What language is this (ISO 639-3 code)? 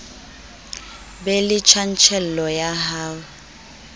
sot